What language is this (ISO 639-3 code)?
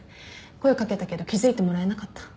jpn